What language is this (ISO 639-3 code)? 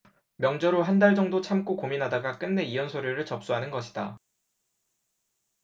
kor